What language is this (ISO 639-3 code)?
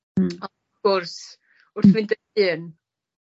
cym